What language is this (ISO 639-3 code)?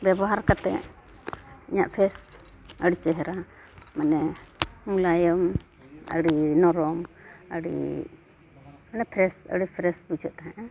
sat